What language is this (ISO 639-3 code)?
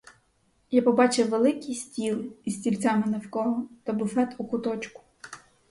ukr